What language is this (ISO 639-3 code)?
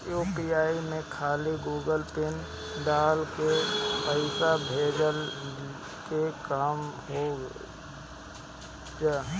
bho